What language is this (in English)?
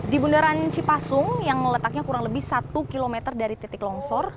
Indonesian